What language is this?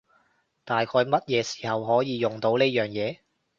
Cantonese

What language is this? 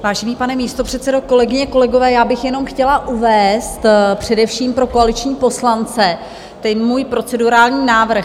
Czech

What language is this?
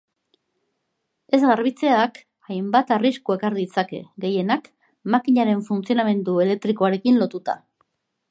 Basque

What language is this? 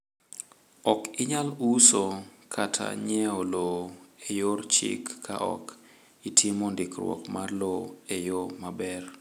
Luo (Kenya and Tanzania)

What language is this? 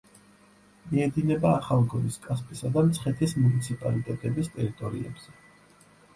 Georgian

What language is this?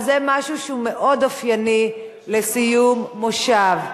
Hebrew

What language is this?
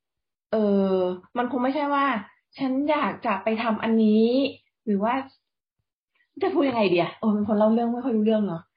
Thai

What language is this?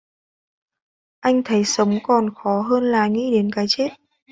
Vietnamese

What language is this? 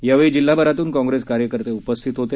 Marathi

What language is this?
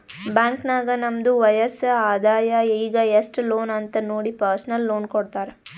Kannada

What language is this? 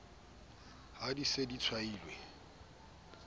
Southern Sotho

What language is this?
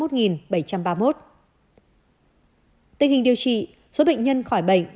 Vietnamese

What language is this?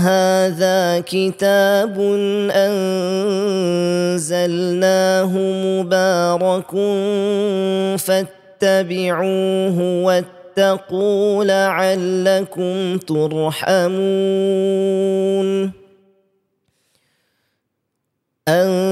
Malay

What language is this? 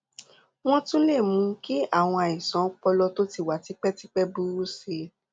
Yoruba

